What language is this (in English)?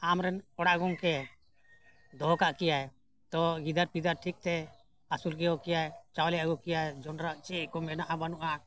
Santali